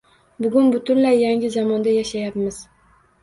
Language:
Uzbek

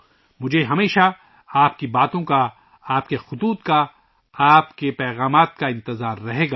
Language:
Urdu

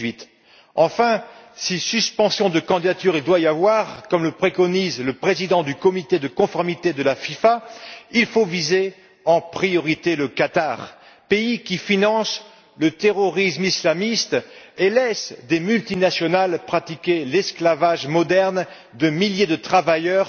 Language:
French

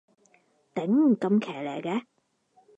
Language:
Cantonese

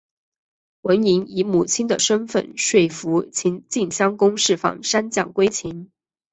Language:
Chinese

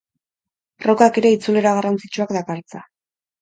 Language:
Basque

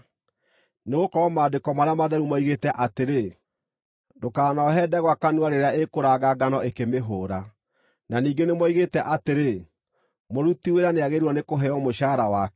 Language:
Kikuyu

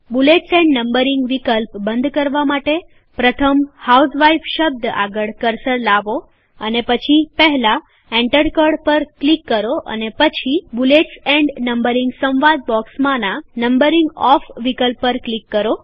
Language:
Gujarati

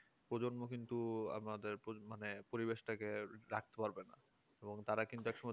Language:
Bangla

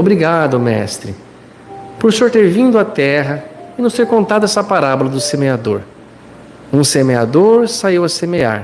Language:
Portuguese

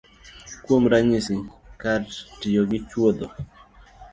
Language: Luo (Kenya and Tanzania)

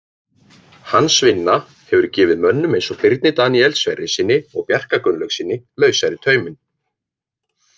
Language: Icelandic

